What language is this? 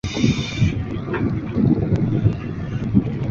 Chinese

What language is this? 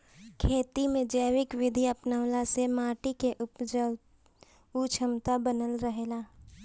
Bhojpuri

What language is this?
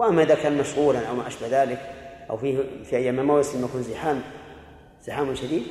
Arabic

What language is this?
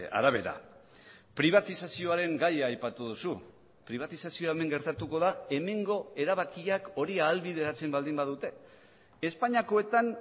Basque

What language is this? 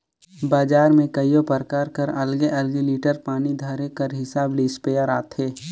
Chhattisgarhi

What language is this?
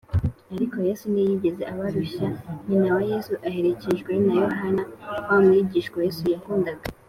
Kinyarwanda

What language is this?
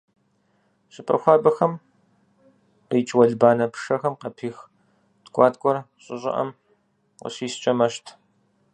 Kabardian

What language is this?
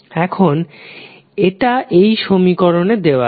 Bangla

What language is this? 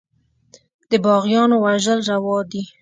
Pashto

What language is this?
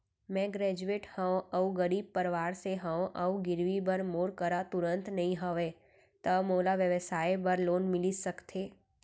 Chhattisgarhi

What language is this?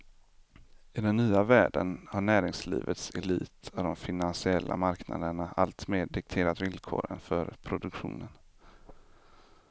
Swedish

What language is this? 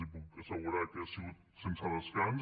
Catalan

